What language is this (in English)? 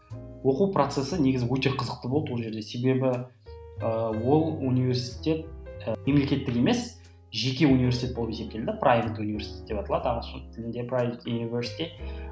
Kazakh